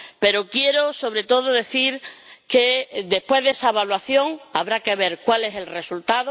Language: Spanish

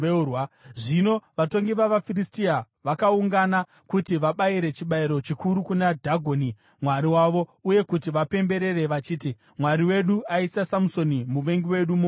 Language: Shona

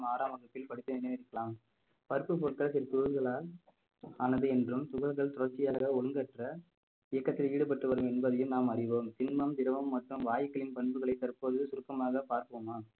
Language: Tamil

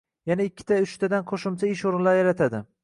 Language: Uzbek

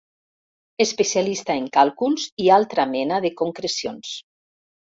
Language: Catalan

